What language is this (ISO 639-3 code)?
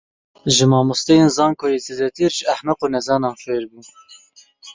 kur